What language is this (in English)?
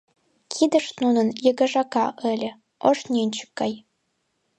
Mari